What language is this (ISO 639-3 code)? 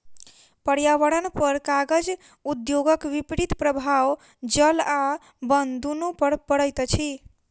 mai